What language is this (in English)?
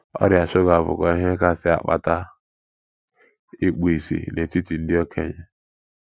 Igbo